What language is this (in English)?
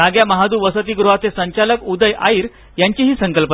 Marathi